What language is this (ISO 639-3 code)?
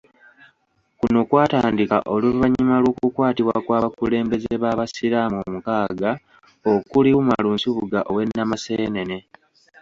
lug